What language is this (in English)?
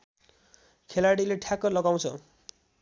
Nepali